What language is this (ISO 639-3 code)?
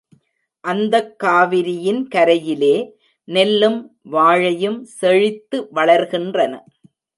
tam